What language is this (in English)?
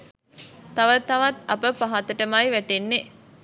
Sinhala